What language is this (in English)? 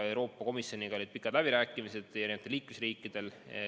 Estonian